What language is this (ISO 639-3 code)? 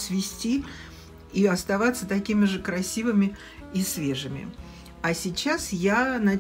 rus